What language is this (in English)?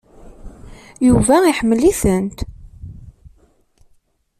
Kabyle